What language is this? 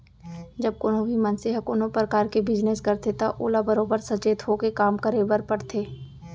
Chhattisgarhi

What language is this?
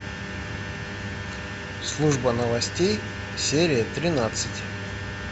Russian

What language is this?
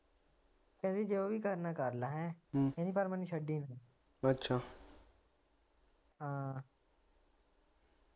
Punjabi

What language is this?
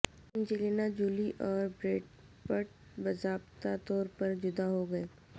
Urdu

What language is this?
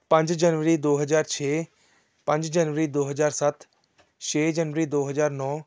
Punjabi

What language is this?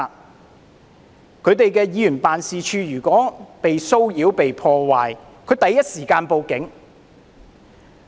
Cantonese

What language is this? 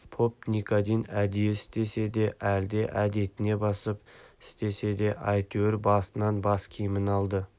Kazakh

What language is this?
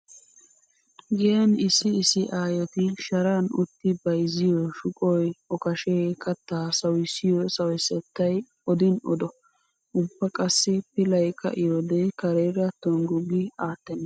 Wolaytta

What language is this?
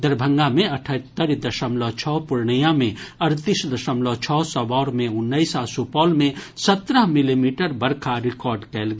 Maithili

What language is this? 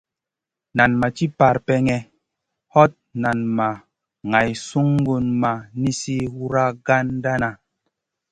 Masana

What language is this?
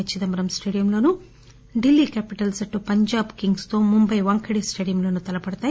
Telugu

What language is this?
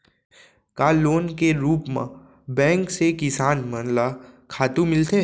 Chhattisgarhi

